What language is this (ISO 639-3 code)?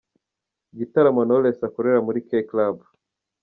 kin